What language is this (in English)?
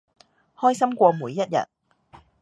Cantonese